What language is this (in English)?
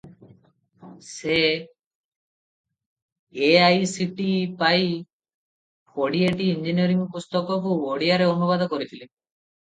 Odia